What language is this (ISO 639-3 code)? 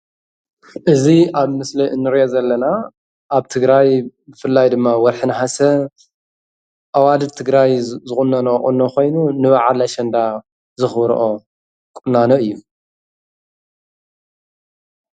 tir